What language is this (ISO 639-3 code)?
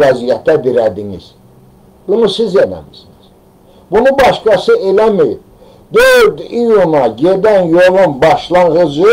tur